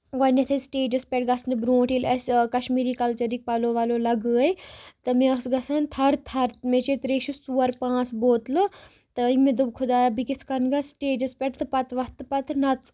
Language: Kashmiri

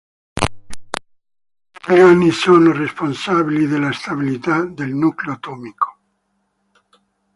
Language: Italian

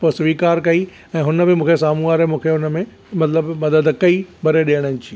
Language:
Sindhi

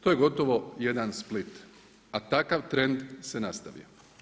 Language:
Croatian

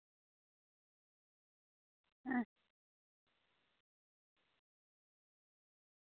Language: Santali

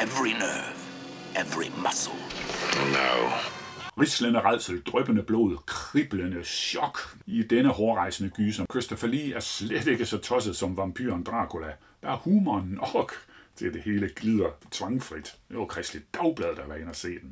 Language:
Danish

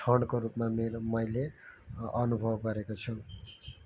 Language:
Nepali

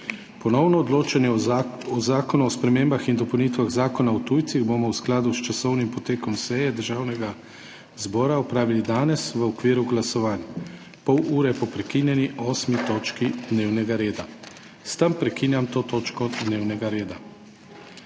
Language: Slovenian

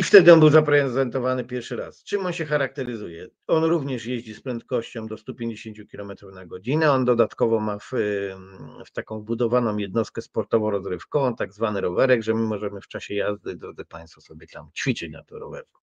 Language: Polish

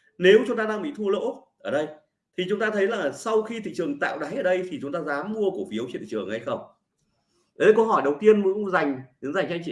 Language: Vietnamese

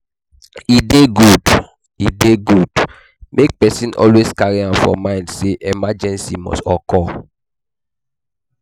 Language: Nigerian Pidgin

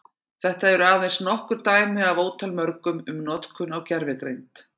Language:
Icelandic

